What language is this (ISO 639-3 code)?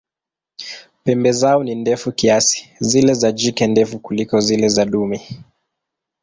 swa